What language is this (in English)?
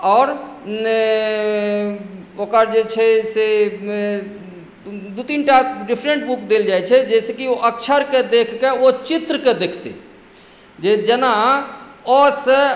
Maithili